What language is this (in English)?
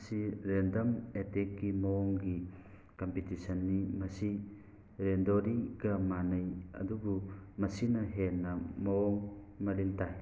Manipuri